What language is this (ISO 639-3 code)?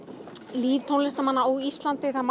isl